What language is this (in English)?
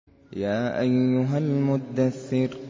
Arabic